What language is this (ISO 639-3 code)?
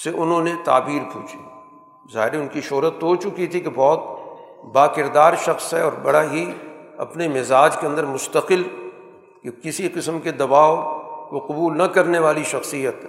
urd